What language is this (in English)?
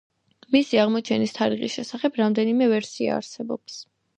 Georgian